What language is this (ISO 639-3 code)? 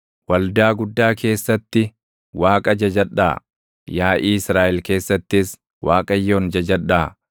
orm